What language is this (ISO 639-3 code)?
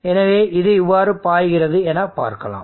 tam